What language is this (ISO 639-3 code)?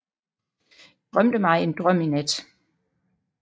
dan